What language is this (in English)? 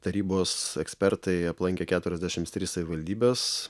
Lithuanian